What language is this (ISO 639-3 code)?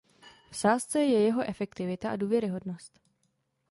ces